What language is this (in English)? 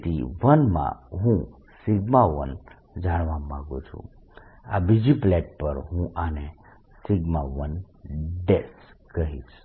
Gujarati